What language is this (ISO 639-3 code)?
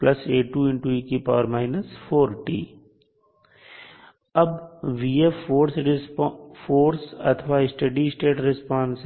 hin